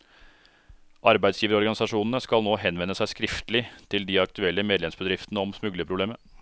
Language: Norwegian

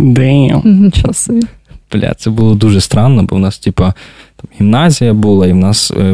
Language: Ukrainian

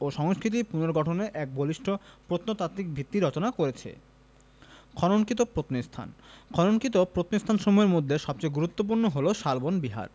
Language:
Bangla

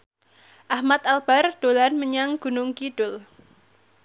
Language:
Javanese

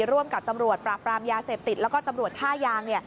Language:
Thai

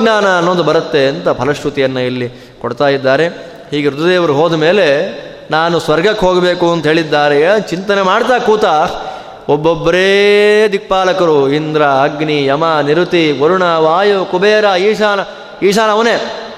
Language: Kannada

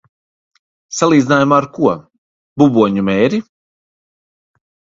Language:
Latvian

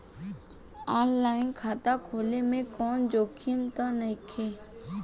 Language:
Bhojpuri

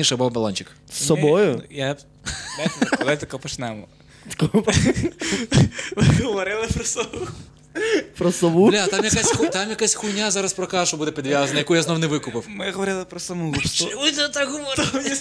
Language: Ukrainian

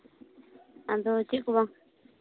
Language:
Santali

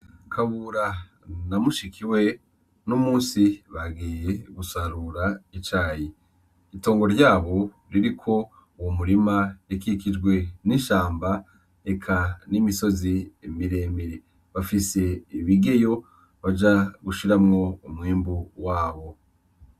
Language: Rundi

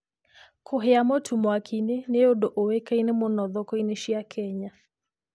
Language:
Kikuyu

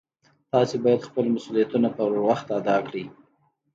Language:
Pashto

